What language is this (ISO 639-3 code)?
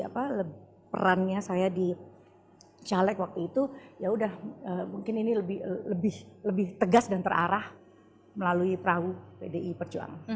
ind